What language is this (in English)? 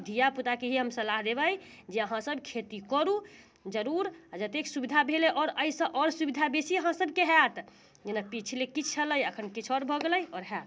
Maithili